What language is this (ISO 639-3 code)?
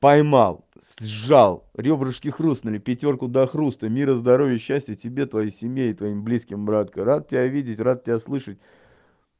rus